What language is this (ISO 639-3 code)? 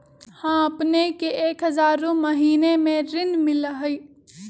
mag